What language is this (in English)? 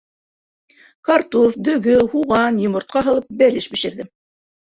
Bashkir